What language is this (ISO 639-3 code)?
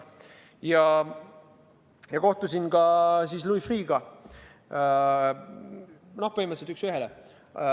est